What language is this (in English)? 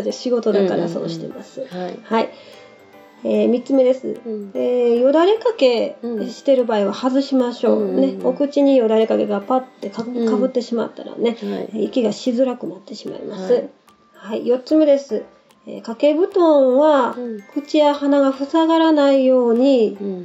Japanese